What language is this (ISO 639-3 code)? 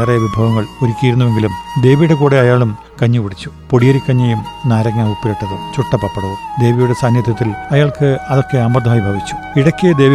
mal